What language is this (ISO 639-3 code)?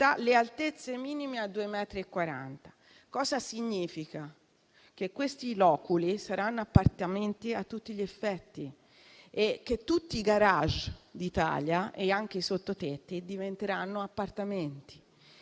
ita